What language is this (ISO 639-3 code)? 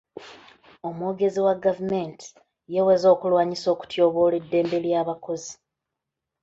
lug